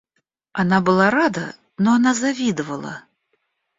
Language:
Russian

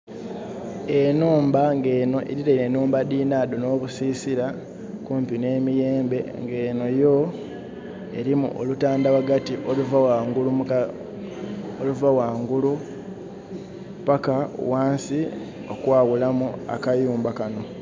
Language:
Soga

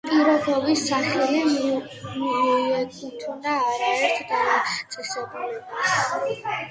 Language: Georgian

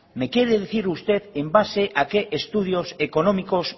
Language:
Spanish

